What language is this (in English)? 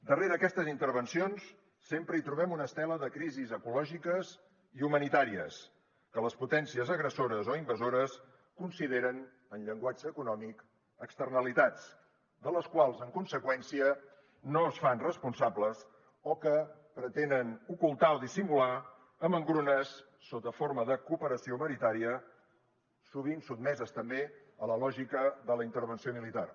Catalan